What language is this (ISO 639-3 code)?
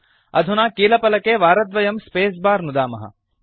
san